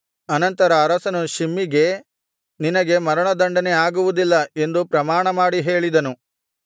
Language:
Kannada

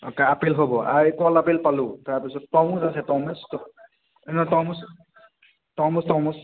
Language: Assamese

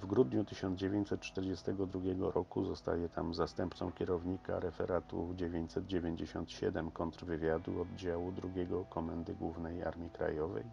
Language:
Polish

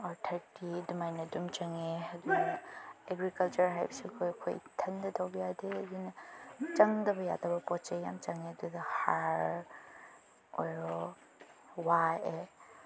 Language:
Manipuri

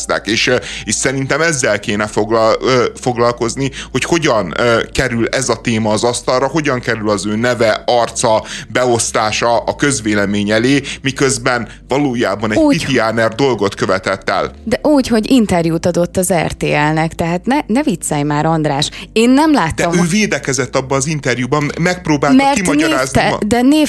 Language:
Hungarian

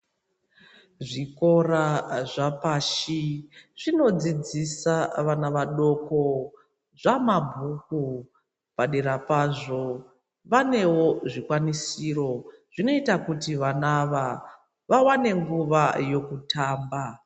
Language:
Ndau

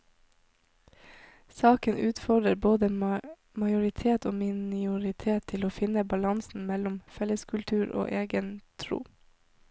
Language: Norwegian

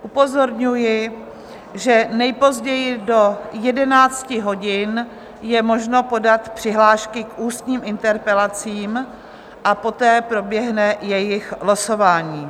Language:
Czech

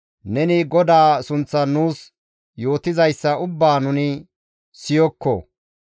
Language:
Gamo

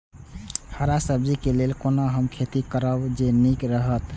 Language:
Maithili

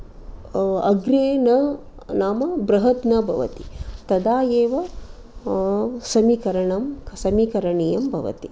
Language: Sanskrit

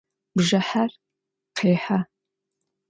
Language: Adyghe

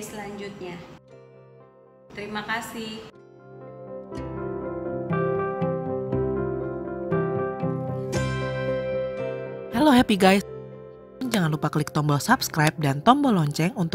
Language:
Indonesian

